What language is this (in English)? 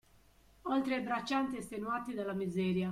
Italian